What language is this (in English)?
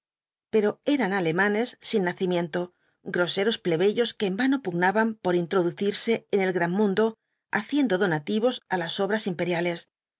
Spanish